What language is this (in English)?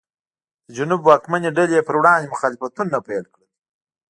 Pashto